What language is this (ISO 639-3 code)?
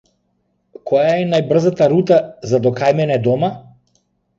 mkd